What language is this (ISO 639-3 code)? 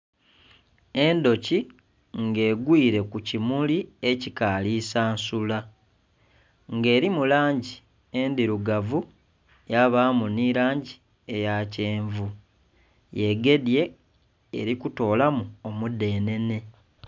xog